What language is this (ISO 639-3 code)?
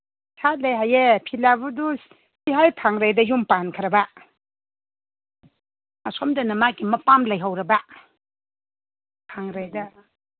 mni